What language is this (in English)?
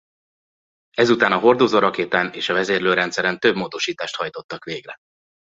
Hungarian